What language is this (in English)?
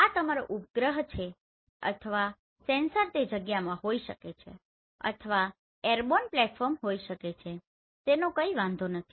Gujarati